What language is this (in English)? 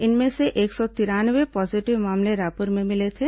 Hindi